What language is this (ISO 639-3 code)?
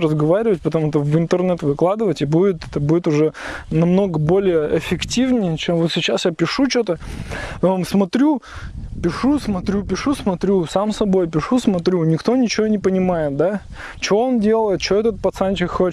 rus